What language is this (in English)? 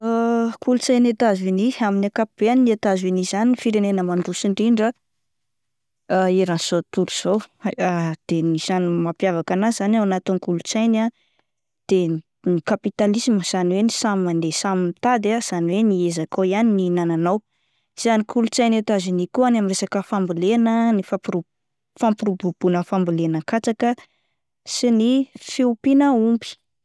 Malagasy